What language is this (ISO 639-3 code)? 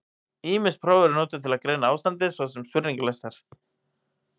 isl